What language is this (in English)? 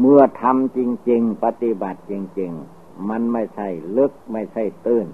Thai